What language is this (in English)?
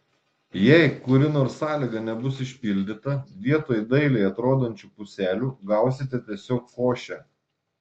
Lithuanian